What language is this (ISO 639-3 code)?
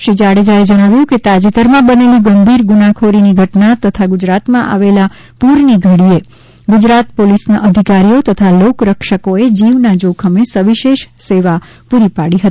guj